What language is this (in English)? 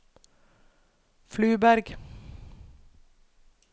Norwegian